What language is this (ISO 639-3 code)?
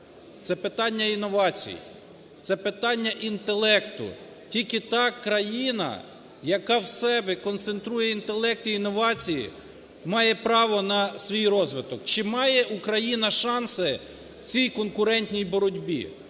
ukr